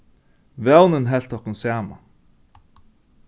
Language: Faroese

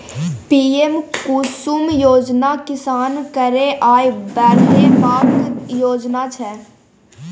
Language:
Maithili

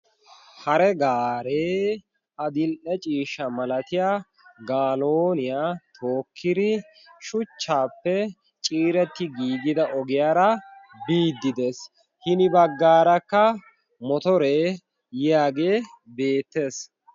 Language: Wolaytta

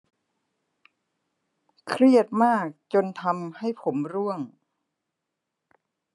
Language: Thai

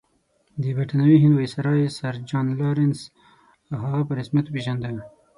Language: Pashto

